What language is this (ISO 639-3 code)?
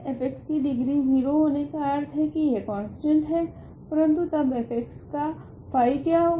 hin